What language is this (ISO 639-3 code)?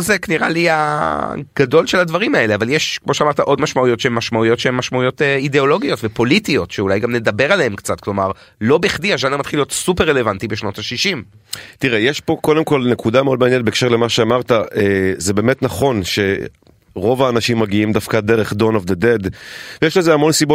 heb